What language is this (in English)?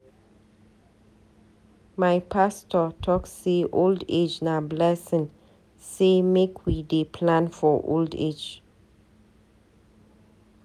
Nigerian Pidgin